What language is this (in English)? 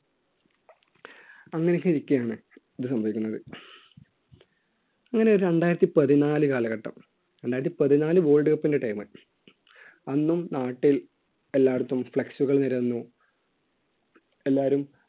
Malayalam